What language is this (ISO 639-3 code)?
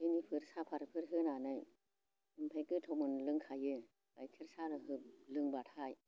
brx